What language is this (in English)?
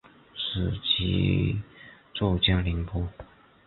Chinese